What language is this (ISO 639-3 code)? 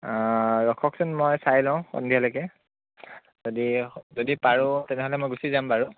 asm